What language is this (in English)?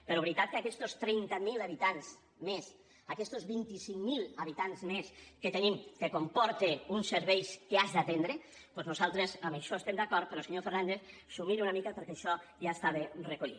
Catalan